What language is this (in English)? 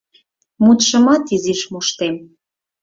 Mari